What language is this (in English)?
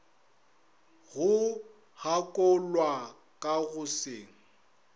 Northern Sotho